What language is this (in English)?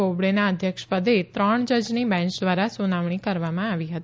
Gujarati